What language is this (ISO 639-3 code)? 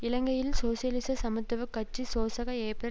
tam